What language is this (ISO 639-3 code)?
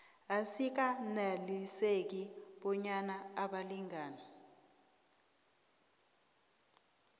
nbl